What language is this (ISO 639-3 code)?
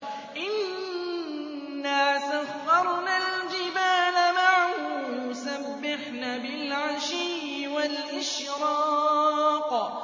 ara